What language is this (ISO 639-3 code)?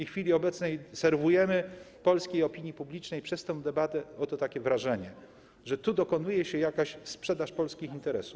pol